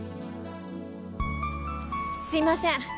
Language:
Japanese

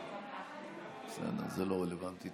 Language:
Hebrew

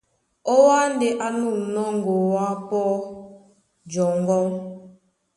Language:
Duala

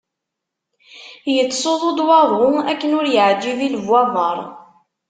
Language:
Kabyle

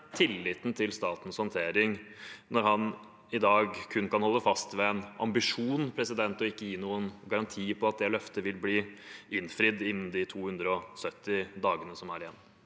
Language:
Norwegian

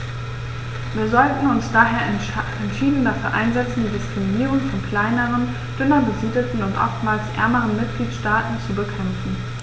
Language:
German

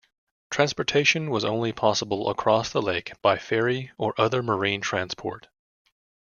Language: English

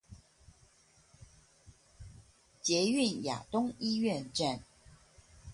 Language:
Chinese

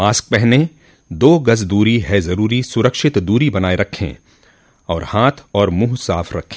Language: Hindi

